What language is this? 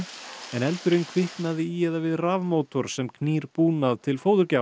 Icelandic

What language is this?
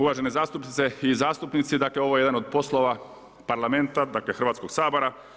Croatian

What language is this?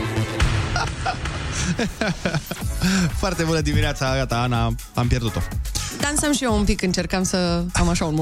Romanian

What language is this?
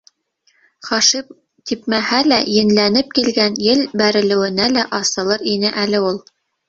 Bashkir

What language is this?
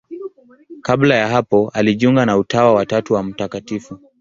Swahili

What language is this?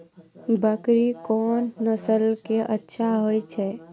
Maithili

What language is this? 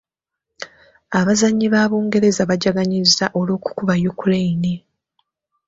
Ganda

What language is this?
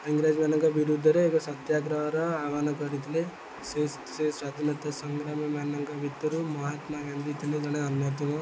Odia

